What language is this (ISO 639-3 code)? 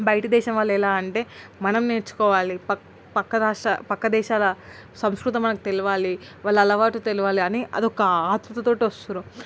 tel